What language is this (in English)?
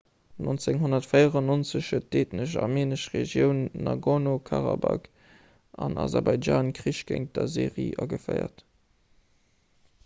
Luxembourgish